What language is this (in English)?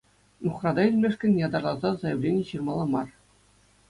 Chuvash